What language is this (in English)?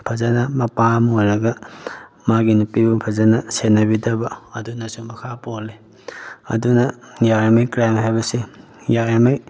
Manipuri